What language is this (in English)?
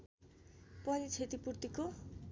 Nepali